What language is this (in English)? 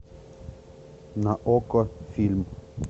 Russian